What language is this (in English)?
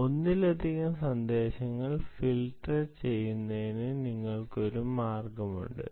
Malayalam